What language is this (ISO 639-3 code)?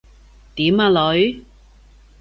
yue